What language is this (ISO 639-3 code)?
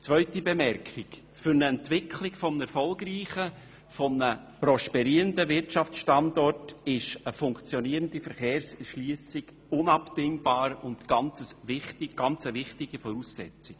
gsw